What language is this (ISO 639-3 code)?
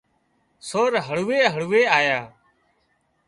kxp